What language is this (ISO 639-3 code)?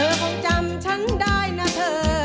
tha